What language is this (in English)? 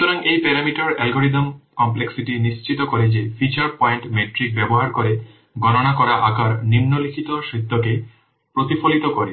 Bangla